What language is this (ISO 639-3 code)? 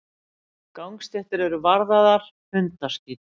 isl